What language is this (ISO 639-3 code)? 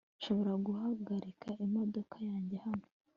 kin